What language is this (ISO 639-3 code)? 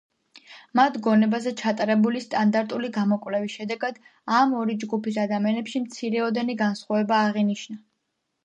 kat